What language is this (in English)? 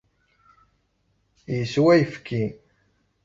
Kabyle